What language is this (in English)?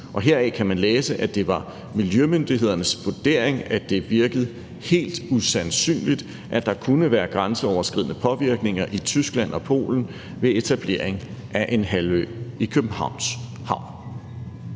Danish